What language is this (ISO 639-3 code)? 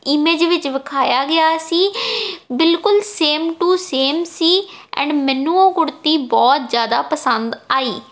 pan